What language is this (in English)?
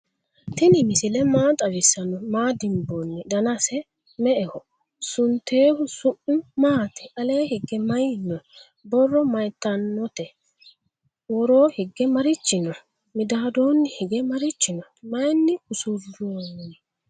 Sidamo